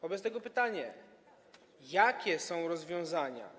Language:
Polish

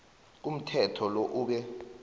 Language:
South Ndebele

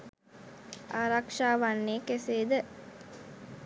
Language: Sinhala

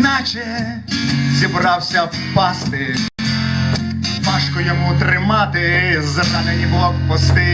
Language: Ukrainian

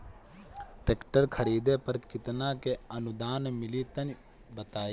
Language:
Bhojpuri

